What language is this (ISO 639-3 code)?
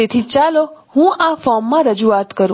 guj